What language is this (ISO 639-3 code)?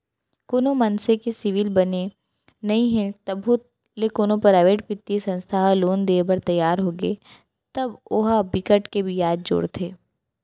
hne